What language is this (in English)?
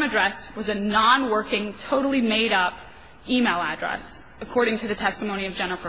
English